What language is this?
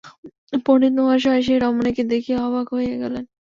Bangla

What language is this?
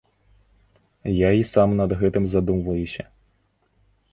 Belarusian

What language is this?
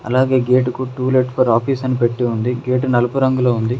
Telugu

